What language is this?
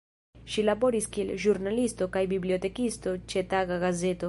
Esperanto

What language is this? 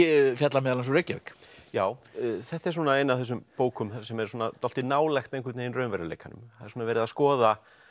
Icelandic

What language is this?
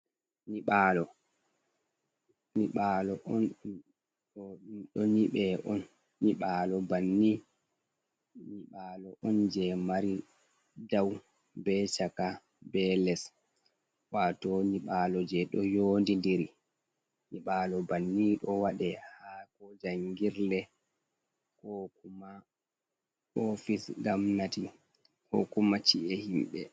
Fula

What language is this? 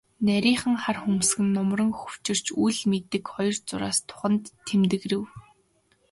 Mongolian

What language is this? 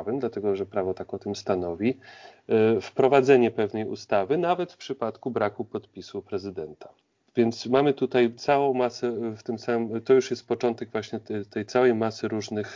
Polish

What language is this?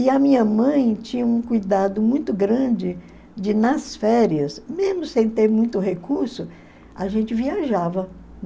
Portuguese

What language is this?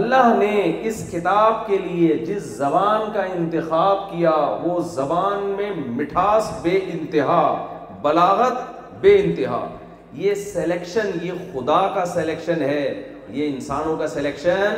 Urdu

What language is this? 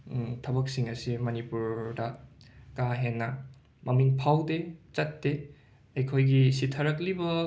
Manipuri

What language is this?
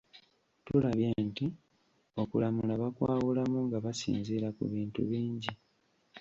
Ganda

